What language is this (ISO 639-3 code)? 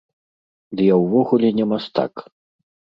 bel